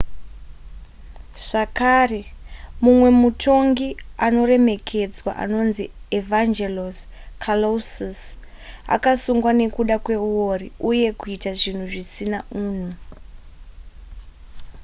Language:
Shona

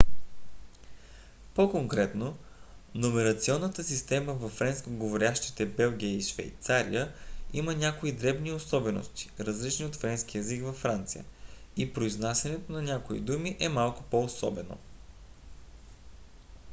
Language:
Bulgarian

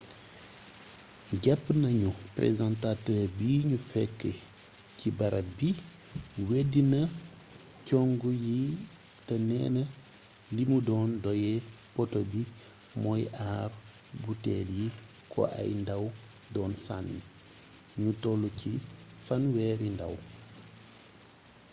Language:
Wolof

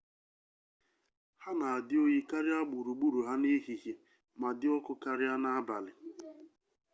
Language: Igbo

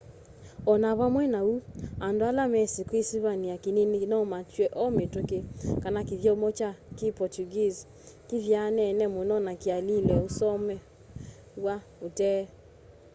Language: Kamba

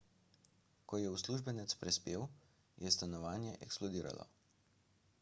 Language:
Slovenian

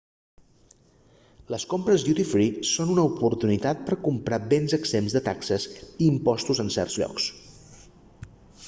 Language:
Catalan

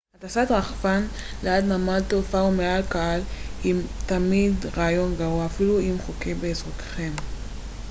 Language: Hebrew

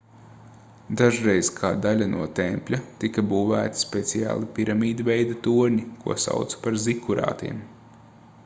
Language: Latvian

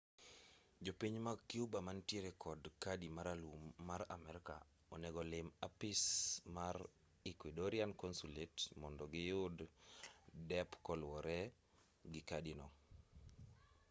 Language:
Luo (Kenya and Tanzania)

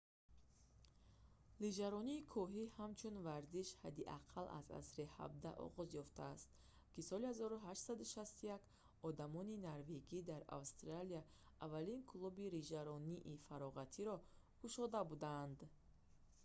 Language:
Tajik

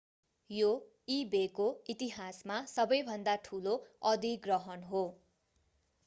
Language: Nepali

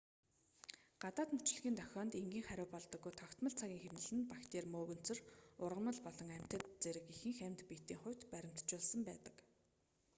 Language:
Mongolian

